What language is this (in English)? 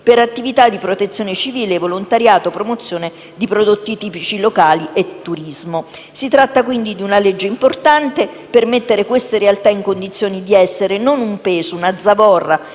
Italian